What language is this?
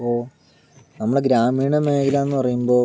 Malayalam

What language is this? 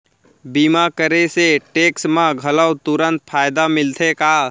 Chhattisgarhi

